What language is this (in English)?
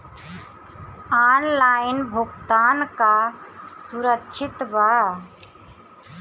Bhojpuri